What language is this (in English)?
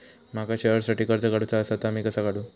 Marathi